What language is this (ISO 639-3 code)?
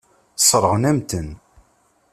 kab